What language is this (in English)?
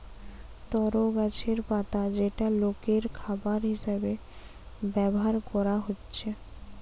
Bangla